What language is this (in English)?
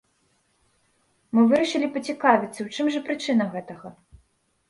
Belarusian